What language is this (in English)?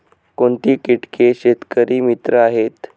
Marathi